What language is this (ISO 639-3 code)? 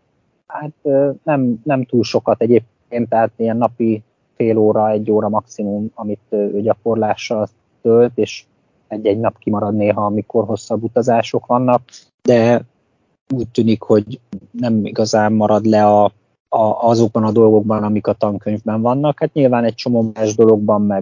hun